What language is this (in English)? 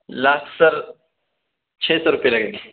Urdu